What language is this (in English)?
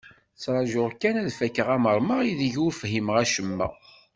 Kabyle